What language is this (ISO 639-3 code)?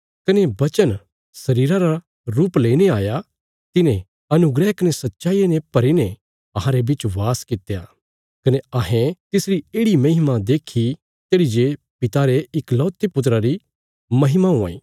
kfs